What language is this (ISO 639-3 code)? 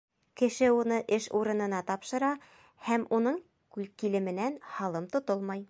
bak